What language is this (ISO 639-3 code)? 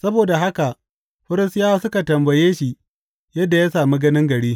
hau